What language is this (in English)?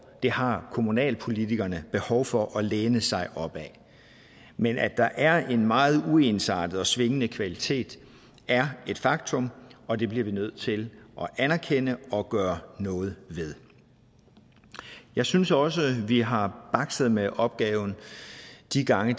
Danish